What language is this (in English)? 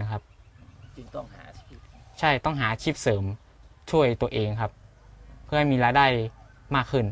Thai